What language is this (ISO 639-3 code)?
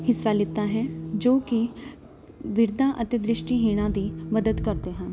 pan